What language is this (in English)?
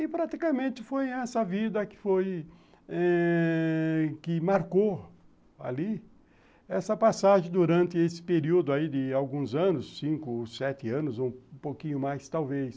Portuguese